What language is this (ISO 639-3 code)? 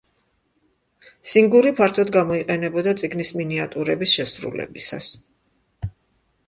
kat